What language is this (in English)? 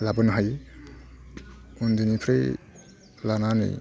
Bodo